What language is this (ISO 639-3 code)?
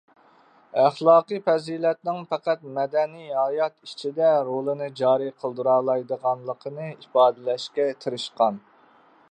uig